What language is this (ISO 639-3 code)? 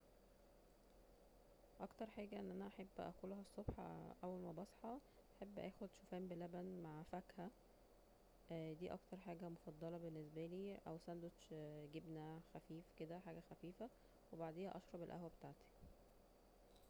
arz